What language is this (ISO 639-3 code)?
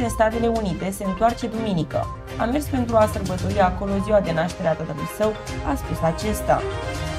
ron